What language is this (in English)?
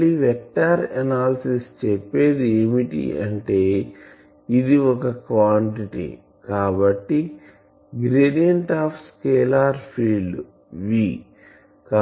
Telugu